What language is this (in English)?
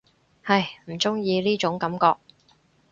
Cantonese